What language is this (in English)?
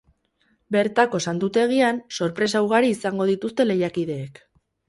Basque